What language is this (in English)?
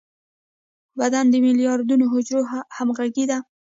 Pashto